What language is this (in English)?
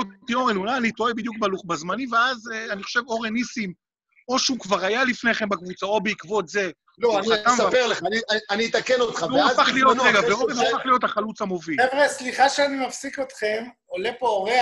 Hebrew